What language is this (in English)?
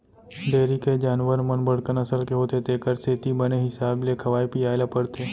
Chhattisgarhi